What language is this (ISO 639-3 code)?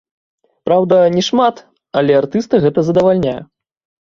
bel